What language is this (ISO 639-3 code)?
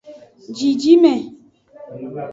ajg